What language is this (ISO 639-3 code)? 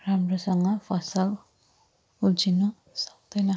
nep